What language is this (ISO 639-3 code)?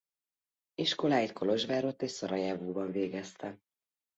hun